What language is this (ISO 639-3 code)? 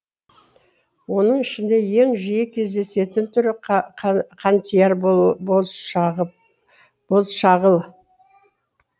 kaz